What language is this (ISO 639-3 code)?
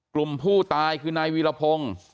tha